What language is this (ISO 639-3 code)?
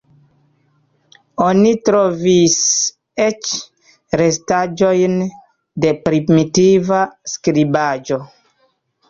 epo